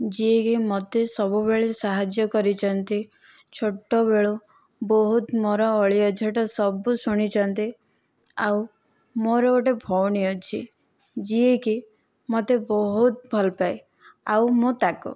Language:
Odia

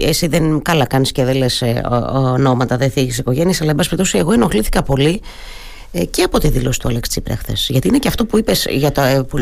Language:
Greek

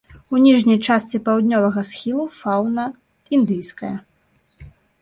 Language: Belarusian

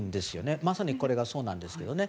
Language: Japanese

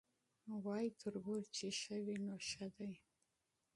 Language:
Pashto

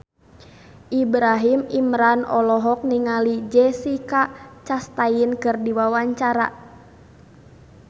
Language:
Sundanese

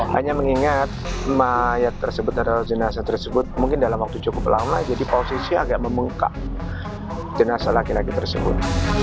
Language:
Indonesian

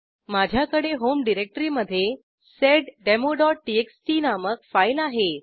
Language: Marathi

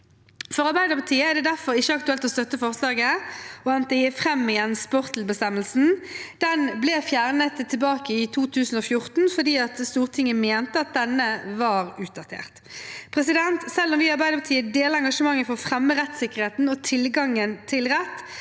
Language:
Norwegian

